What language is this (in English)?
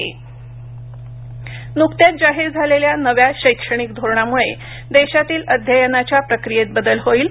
Marathi